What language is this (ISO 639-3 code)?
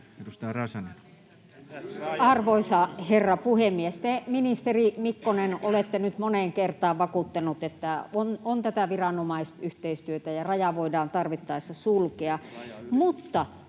fin